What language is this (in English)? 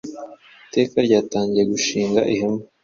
Kinyarwanda